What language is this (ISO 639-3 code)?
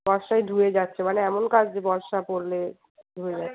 ben